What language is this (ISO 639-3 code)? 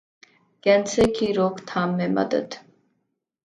urd